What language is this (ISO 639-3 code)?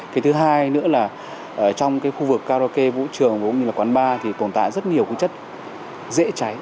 vie